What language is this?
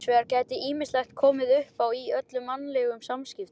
Icelandic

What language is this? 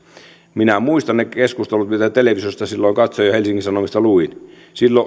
Finnish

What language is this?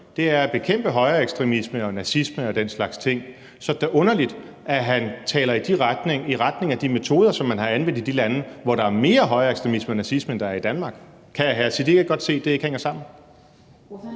Danish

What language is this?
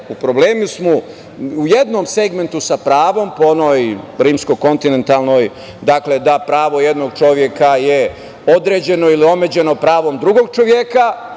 Serbian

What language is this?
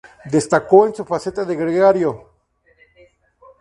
Spanish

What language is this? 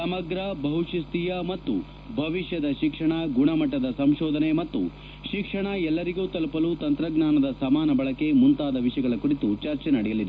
Kannada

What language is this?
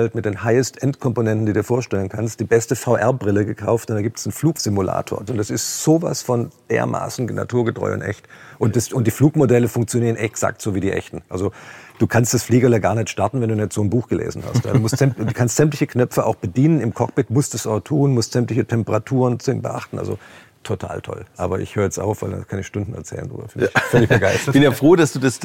German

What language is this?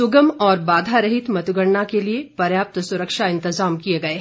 Hindi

